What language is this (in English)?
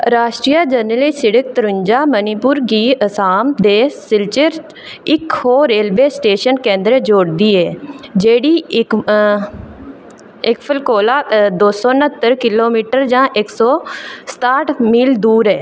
Dogri